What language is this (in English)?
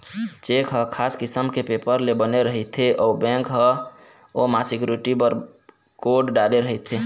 Chhattisgarhi